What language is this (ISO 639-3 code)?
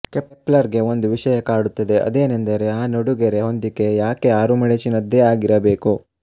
kan